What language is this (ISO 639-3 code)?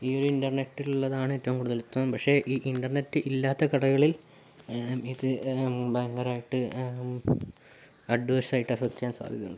mal